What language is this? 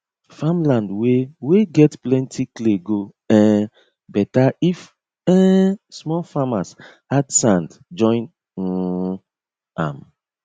Nigerian Pidgin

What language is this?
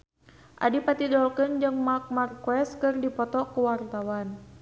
Sundanese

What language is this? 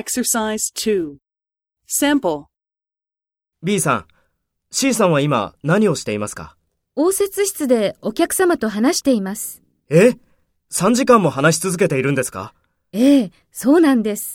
Japanese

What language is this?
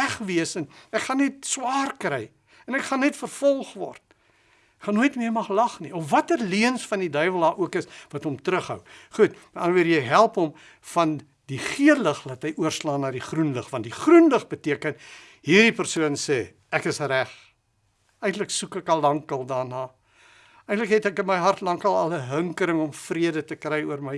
Dutch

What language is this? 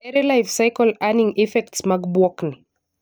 Luo (Kenya and Tanzania)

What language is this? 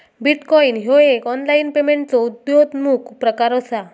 Marathi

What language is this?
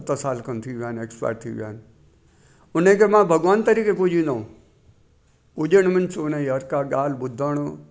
Sindhi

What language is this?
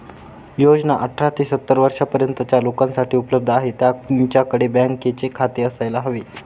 Marathi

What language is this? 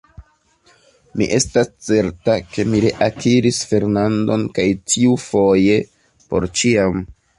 Esperanto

